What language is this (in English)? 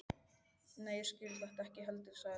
Icelandic